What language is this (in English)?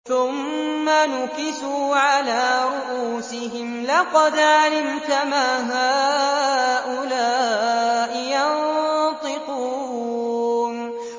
Arabic